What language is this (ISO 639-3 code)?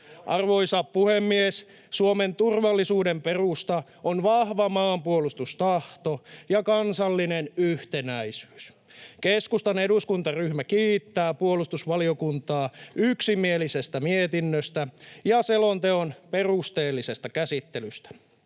fin